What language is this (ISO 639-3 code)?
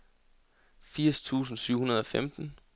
dan